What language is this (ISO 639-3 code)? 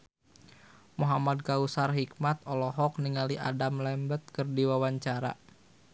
sun